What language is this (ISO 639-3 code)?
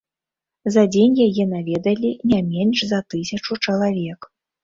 bel